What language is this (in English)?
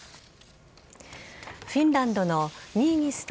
Japanese